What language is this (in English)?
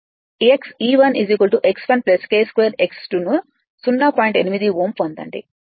Telugu